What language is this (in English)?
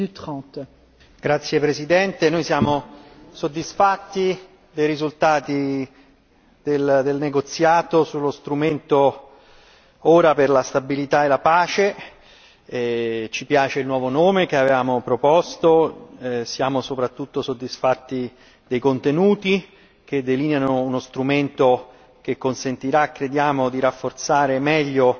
Italian